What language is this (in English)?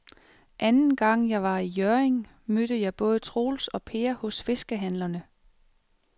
Danish